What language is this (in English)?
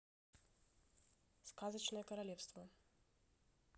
Russian